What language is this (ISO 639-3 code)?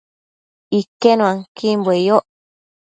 mcf